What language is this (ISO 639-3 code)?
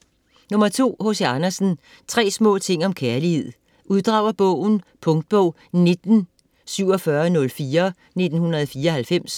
dan